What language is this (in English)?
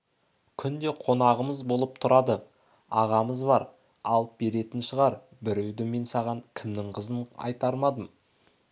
Kazakh